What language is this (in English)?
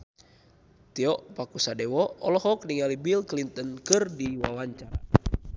Sundanese